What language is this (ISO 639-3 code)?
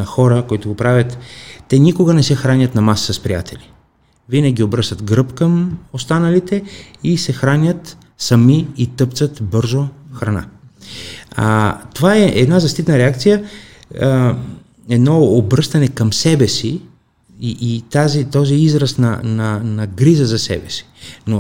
bul